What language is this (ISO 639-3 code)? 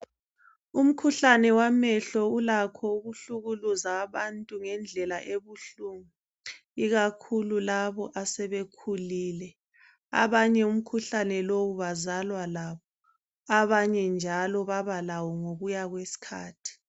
nde